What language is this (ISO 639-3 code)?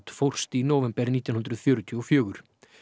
isl